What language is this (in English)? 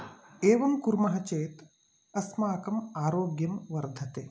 Sanskrit